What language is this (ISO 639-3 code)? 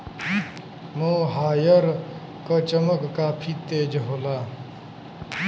bho